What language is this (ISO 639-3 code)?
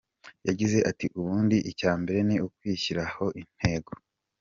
kin